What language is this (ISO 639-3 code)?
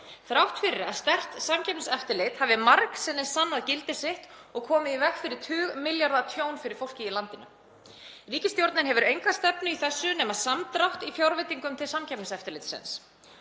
isl